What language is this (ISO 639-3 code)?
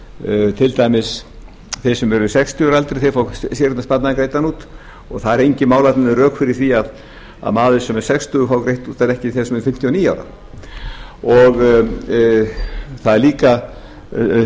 isl